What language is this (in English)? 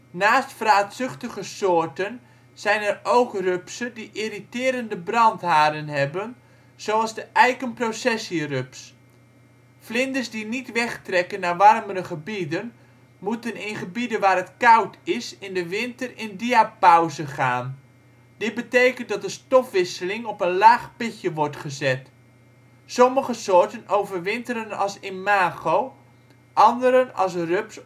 Dutch